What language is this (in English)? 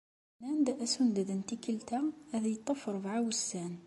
Kabyle